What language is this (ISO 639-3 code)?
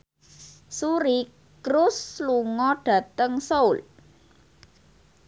jav